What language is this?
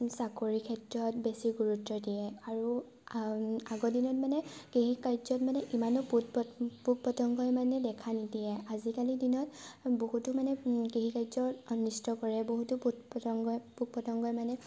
Assamese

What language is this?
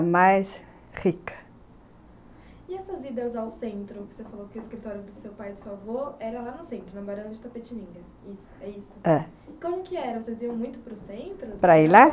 Portuguese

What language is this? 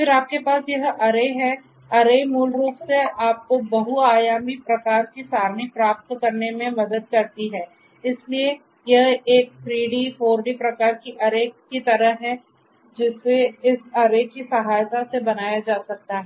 Hindi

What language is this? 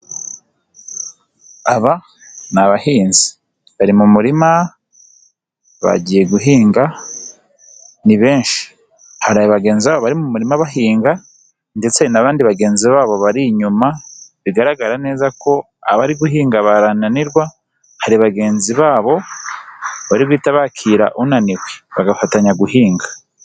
Kinyarwanda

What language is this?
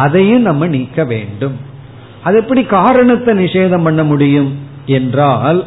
Tamil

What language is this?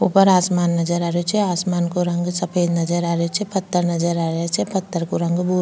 Rajasthani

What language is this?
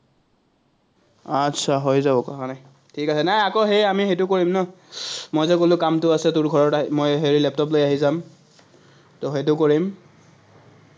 Assamese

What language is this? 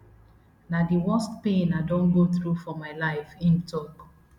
Nigerian Pidgin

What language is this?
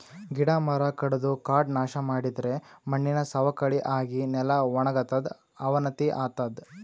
Kannada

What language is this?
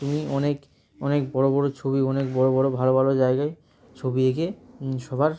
Bangla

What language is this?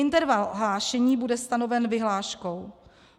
Czech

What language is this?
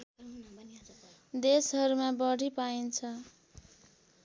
Nepali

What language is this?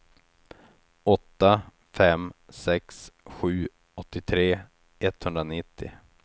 Swedish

